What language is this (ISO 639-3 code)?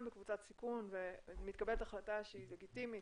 heb